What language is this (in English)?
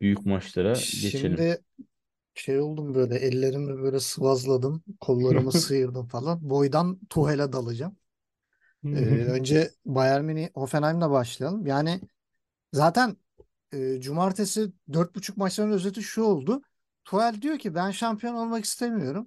Turkish